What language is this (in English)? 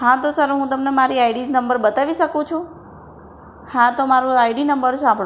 Gujarati